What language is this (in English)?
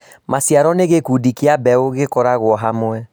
Kikuyu